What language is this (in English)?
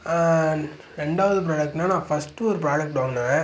Tamil